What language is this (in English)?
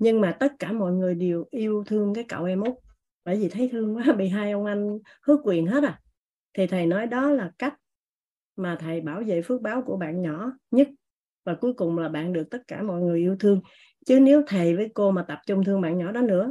Vietnamese